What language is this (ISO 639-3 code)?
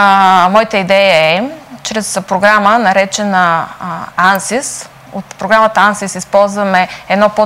bul